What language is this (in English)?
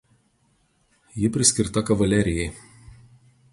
Lithuanian